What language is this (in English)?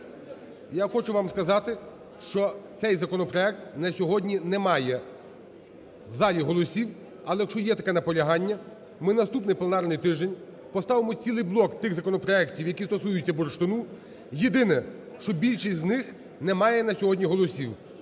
Ukrainian